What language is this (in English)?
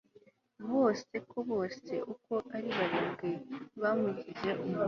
Kinyarwanda